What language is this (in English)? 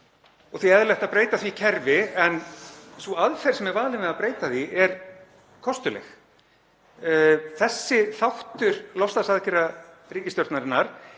Icelandic